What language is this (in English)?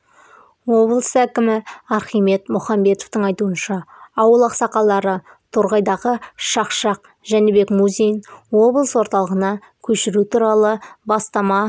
Kazakh